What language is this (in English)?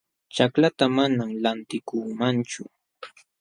Jauja Wanca Quechua